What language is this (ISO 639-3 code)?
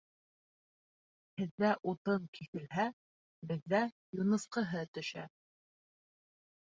bak